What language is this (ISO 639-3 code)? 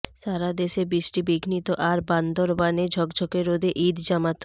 ben